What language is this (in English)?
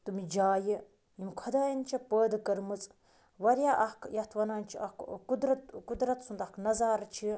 Kashmiri